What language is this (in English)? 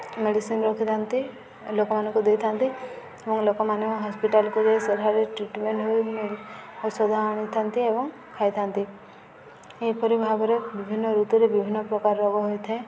Odia